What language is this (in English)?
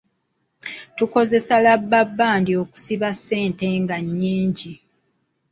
Ganda